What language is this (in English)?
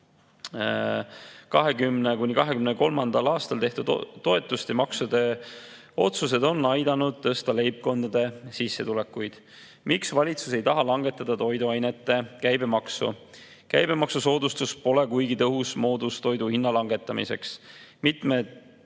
Estonian